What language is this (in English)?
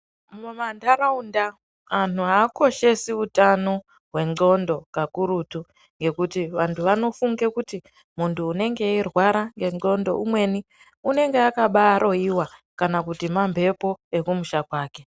Ndau